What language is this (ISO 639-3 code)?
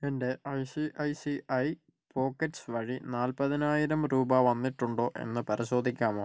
mal